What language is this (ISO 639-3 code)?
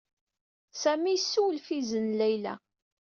kab